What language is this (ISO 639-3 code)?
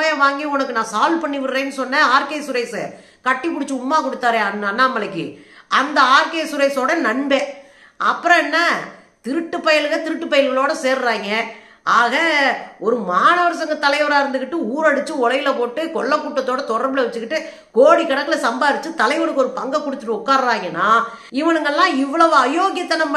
tam